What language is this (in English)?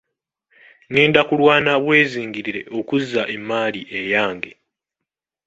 Ganda